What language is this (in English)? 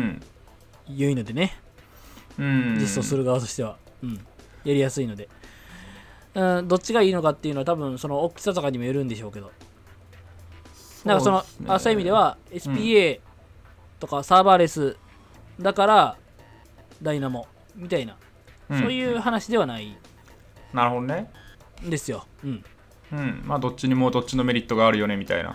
Japanese